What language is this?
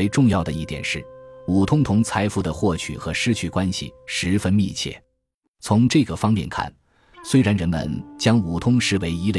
Chinese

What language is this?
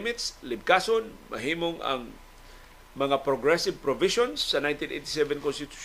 Filipino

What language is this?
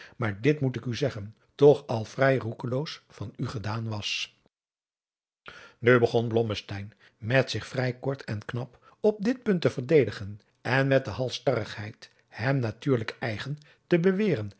Dutch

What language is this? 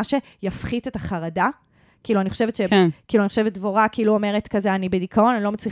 Hebrew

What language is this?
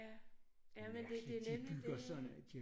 Danish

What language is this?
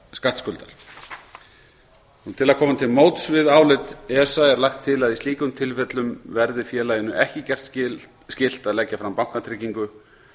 Icelandic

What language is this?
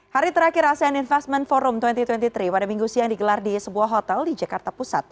Indonesian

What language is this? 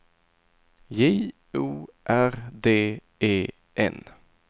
Swedish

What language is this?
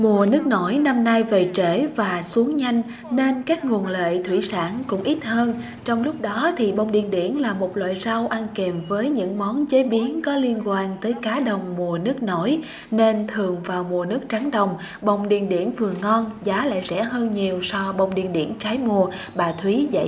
Vietnamese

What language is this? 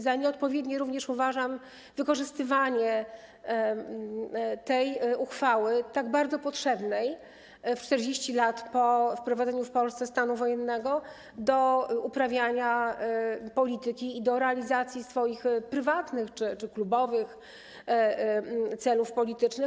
Polish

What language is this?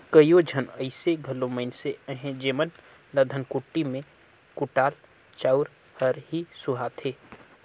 Chhattisgarhi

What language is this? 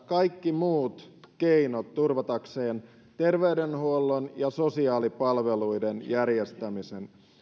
Finnish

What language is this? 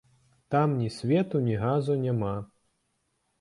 Belarusian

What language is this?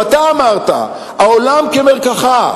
Hebrew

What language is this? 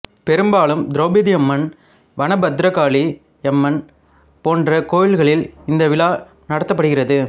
Tamil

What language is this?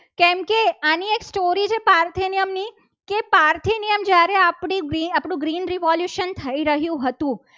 Gujarati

